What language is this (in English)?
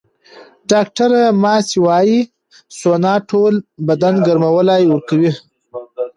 Pashto